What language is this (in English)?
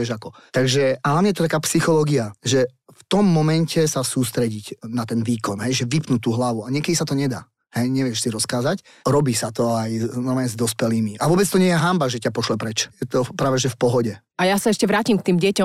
Slovak